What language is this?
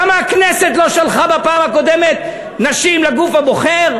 Hebrew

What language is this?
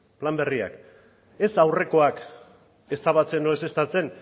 Basque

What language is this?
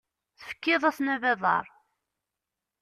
Kabyle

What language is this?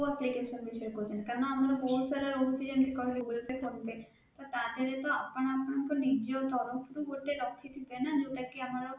Odia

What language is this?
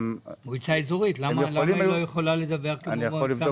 Hebrew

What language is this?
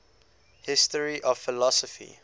English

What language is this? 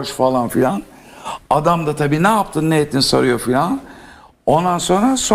Turkish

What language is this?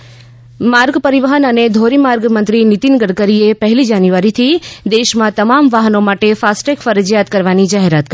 Gujarati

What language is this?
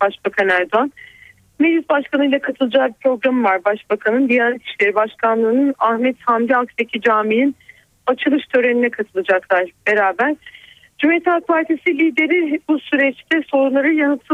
Turkish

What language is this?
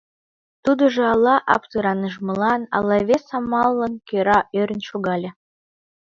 Mari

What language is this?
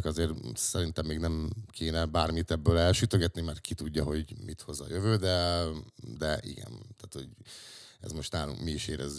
Hungarian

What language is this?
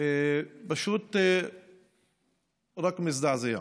Hebrew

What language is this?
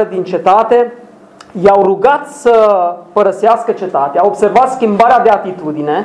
Romanian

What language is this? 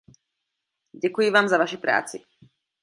Czech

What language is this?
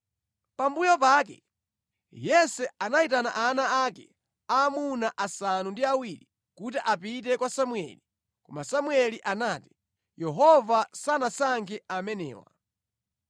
Nyanja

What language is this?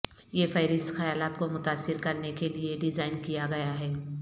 Urdu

